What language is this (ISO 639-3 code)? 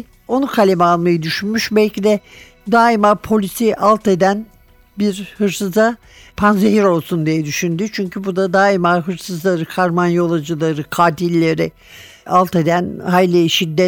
tur